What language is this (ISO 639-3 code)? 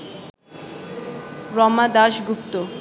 ben